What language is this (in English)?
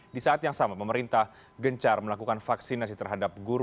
Indonesian